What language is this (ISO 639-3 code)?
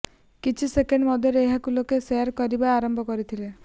ori